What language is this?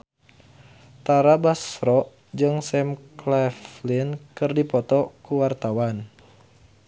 Sundanese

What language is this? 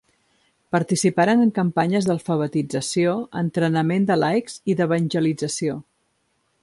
Catalan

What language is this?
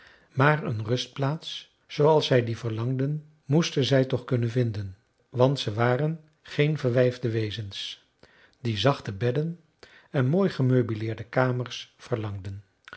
Dutch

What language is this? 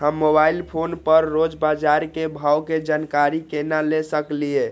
Maithili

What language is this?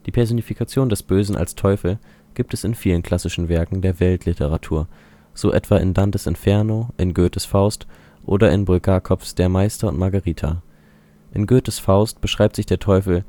German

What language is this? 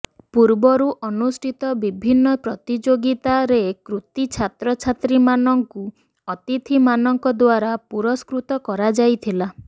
Odia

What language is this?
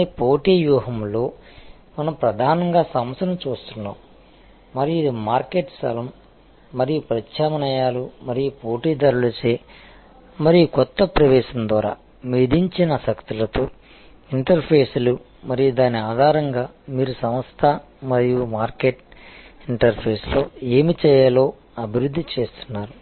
Telugu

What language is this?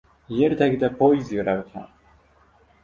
Uzbek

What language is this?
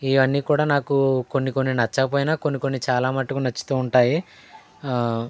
Telugu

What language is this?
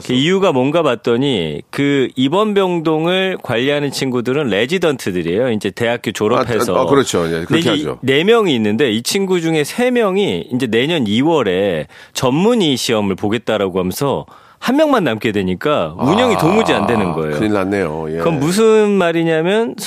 Korean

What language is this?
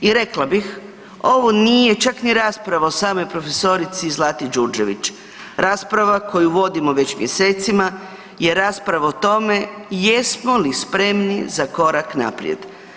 Croatian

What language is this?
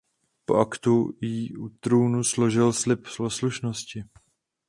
Czech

